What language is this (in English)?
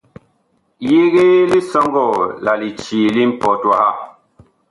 Bakoko